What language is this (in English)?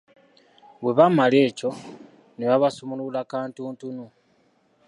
Ganda